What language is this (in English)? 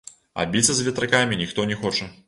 Belarusian